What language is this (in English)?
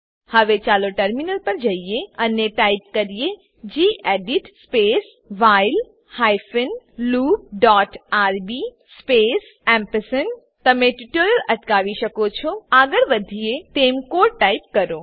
Gujarati